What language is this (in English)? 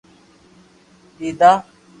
Loarki